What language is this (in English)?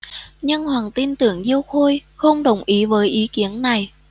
Vietnamese